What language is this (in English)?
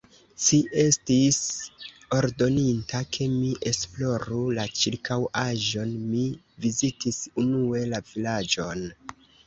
Esperanto